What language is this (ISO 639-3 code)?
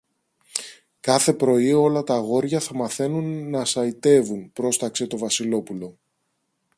ell